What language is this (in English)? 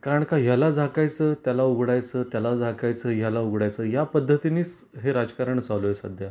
Marathi